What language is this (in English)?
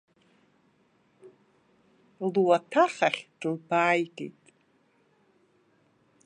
Abkhazian